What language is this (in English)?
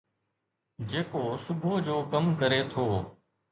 Sindhi